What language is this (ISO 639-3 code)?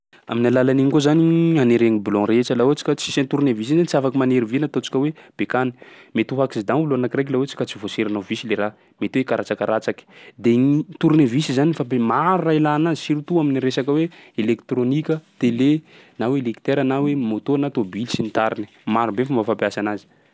skg